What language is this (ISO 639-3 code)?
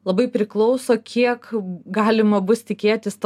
lit